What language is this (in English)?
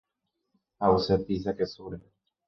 Guarani